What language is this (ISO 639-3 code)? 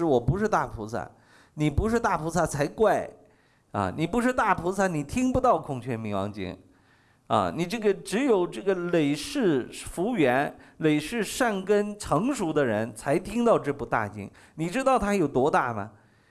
zho